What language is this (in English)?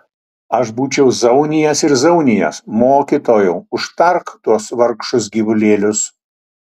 Lithuanian